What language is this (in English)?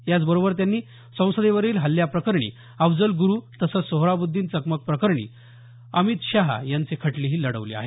Marathi